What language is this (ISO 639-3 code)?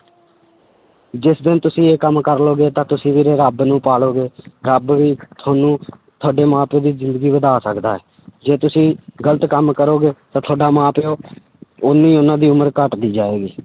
pan